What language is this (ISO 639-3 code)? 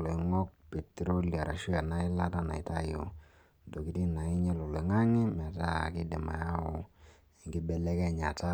mas